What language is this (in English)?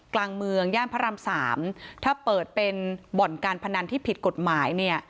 Thai